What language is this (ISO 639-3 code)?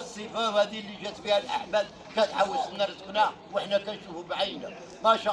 ara